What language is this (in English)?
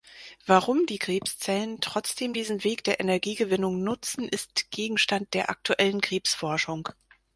German